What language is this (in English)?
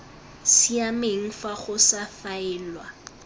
Tswana